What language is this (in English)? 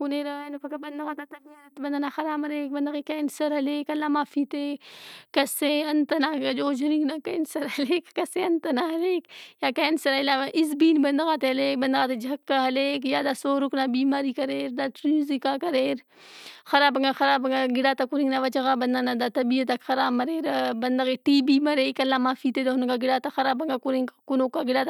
Brahui